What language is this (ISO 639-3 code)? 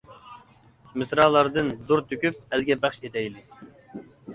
uig